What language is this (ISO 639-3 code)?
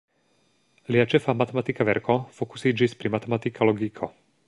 epo